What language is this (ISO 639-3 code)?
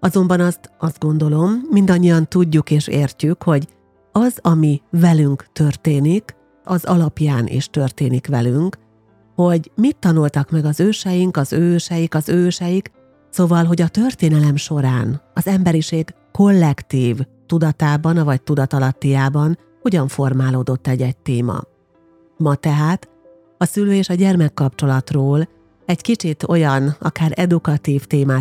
hun